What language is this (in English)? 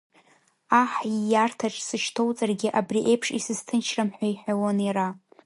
Abkhazian